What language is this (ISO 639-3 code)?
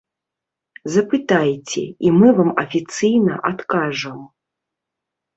bel